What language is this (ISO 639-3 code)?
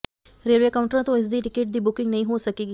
pan